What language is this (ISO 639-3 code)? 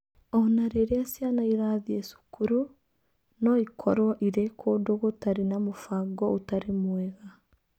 kik